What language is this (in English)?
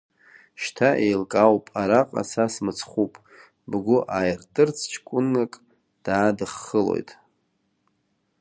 Abkhazian